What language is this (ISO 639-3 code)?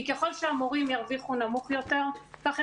heb